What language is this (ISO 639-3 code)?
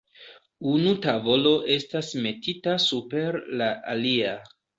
epo